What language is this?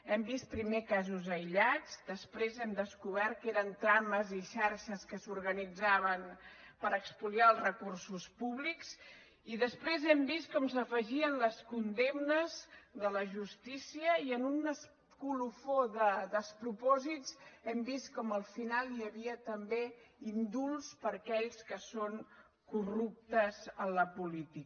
Catalan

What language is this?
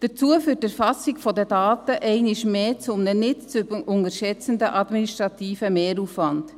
Swiss German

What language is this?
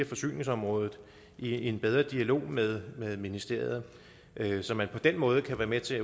Danish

